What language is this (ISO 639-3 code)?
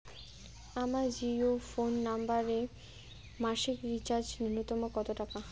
ben